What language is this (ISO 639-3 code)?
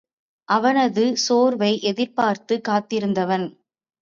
tam